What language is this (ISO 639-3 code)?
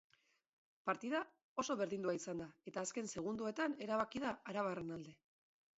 eus